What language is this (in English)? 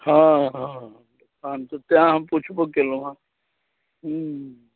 Maithili